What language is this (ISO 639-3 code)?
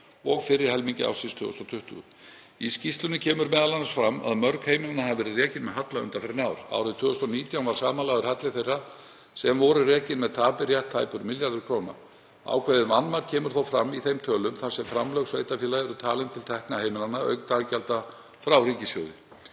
isl